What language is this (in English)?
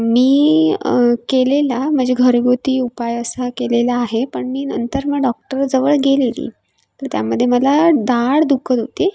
Marathi